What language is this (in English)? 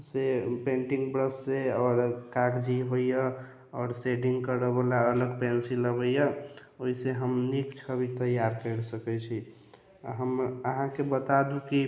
Maithili